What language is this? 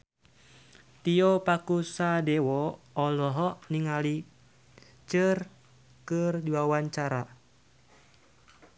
Sundanese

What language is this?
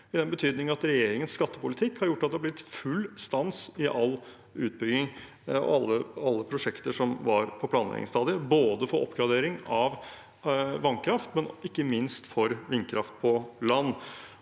Norwegian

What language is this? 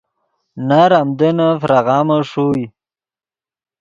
Yidgha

